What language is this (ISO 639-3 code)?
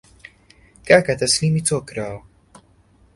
ckb